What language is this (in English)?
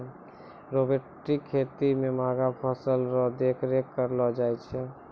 Maithili